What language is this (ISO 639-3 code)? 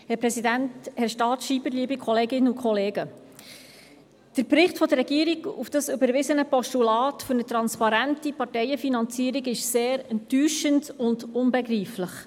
gsw